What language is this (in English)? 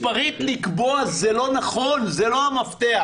Hebrew